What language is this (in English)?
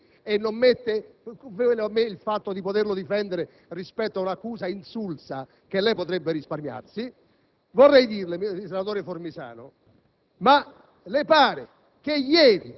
Italian